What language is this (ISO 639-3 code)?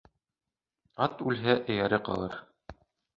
bak